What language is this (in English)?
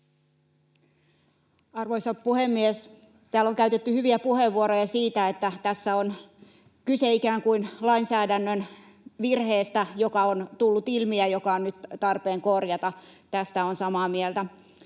Finnish